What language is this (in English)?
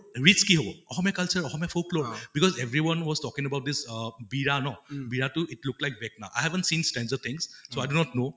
Assamese